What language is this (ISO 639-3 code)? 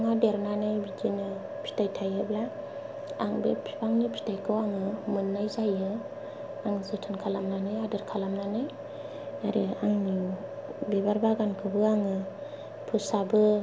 brx